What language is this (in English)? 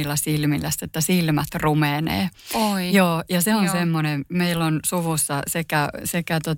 Finnish